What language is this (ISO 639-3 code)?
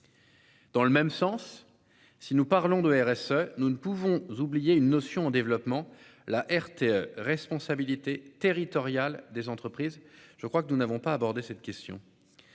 fra